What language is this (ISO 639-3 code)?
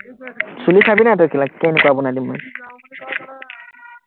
asm